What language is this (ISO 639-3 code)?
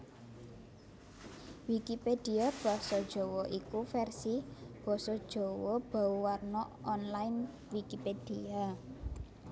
jav